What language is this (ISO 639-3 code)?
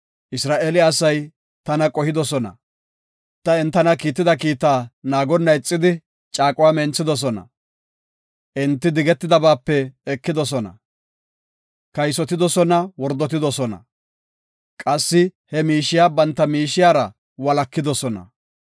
gof